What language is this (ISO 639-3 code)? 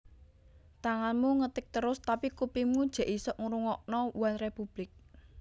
jav